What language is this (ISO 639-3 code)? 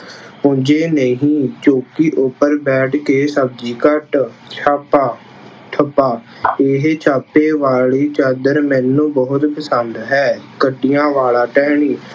pan